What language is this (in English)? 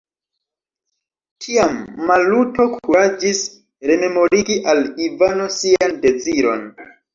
Esperanto